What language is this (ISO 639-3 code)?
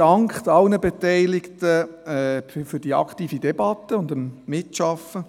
gsw